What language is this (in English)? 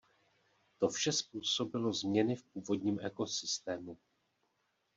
Czech